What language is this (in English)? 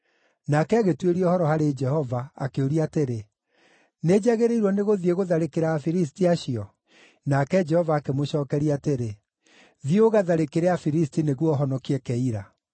Kikuyu